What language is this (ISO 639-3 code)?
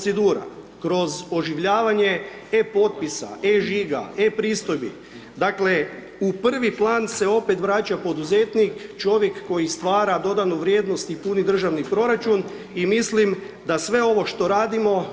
hrv